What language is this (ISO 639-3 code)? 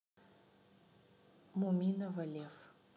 rus